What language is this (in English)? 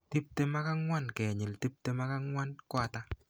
Kalenjin